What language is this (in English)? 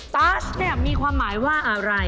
Thai